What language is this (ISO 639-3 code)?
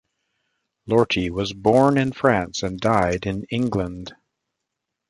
eng